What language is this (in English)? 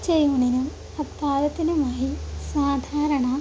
Malayalam